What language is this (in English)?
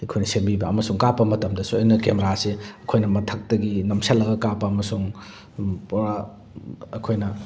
Manipuri